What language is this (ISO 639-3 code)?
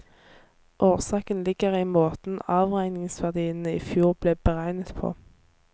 nor